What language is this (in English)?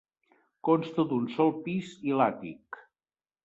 Catalan